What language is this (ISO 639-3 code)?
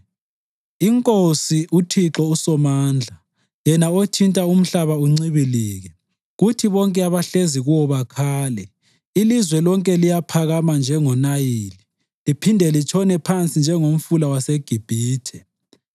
nde